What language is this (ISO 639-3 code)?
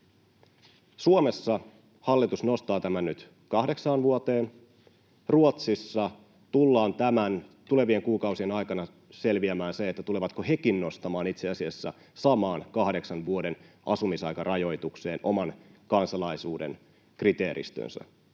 fin